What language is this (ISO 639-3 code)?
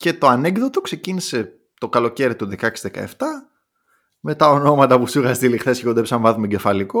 ell